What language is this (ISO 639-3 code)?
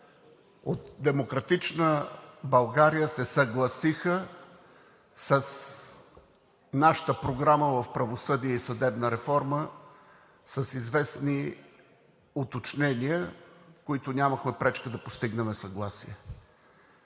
bul